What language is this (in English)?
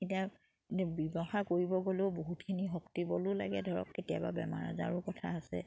Assamese